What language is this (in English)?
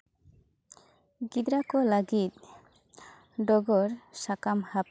Santali